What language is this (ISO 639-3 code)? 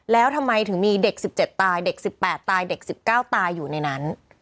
tha